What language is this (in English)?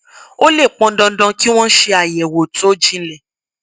Yoruba